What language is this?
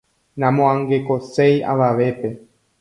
Guarani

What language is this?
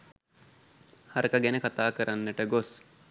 Sinhala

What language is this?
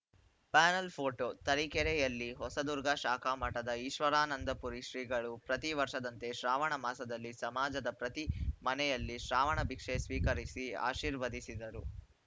Kannada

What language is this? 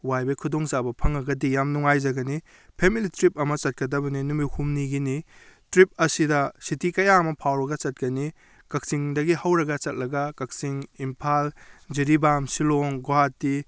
Manipuri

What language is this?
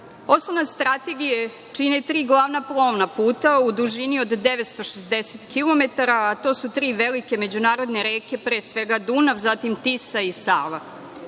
Serbian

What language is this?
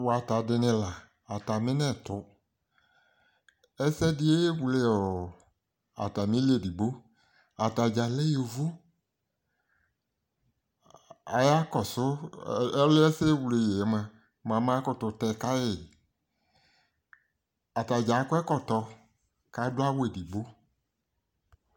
Ikposo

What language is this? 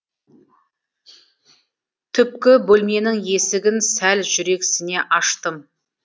Kazakh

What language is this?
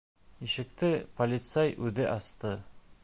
Bashkir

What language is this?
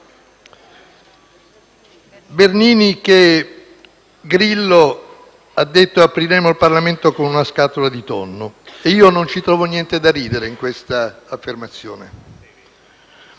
Italian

